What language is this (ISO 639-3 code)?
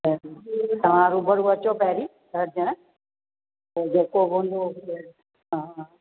snd